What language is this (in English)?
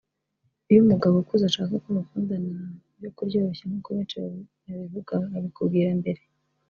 Kinyarwanda